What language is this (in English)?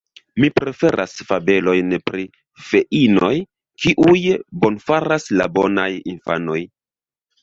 Esperanto